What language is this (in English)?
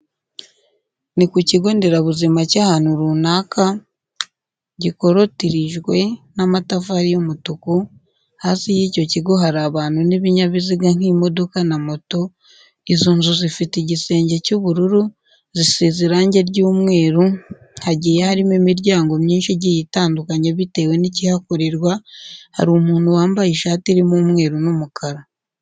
Kinyarwanda